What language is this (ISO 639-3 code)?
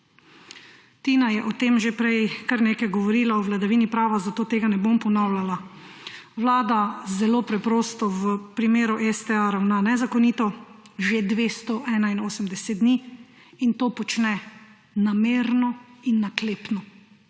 slv